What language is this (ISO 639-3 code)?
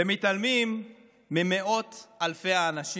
heb